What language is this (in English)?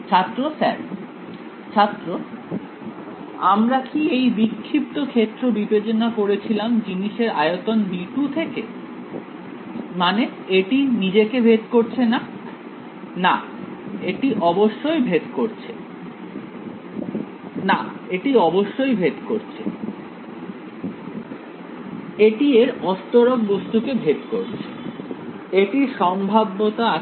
Bangla